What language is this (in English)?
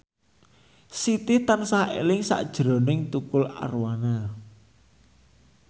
Javanese